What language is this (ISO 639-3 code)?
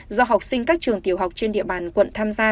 vie